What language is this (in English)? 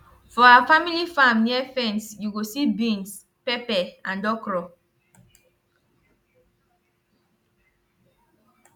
Nigerian Pidgin